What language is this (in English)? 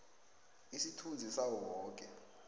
South Ndebele